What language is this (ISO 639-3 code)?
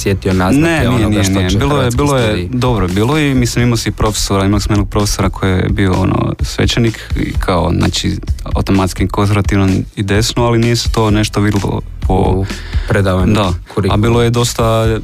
hrv